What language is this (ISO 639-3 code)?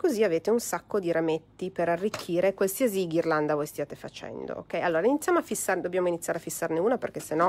ita